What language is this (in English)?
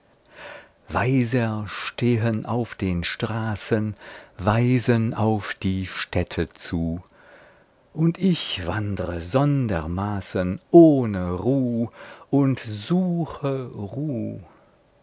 German